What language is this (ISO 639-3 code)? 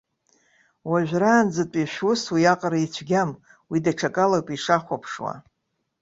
abk